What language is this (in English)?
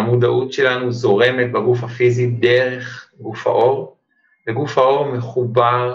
Hebrew